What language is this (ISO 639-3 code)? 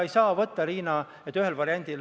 est